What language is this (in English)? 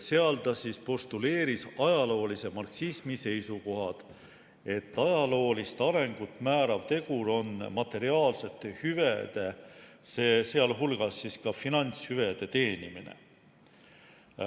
Estonian